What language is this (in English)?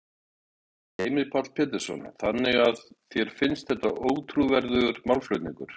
Icelandic